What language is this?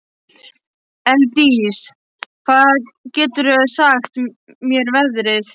Icelandic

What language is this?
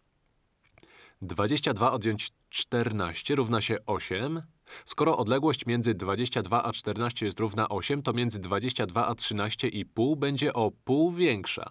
Polish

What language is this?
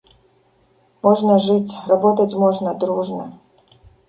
Russian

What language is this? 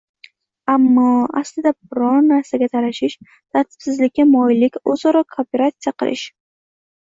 Uzbek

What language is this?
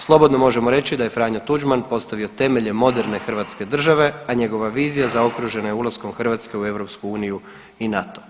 Croatian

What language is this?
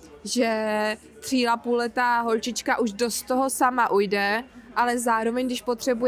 Czech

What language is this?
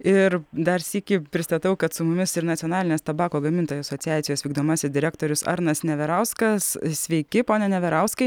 Lithuanian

